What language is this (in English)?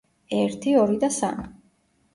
Georgian